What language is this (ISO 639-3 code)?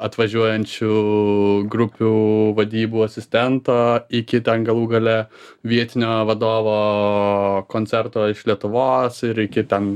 lit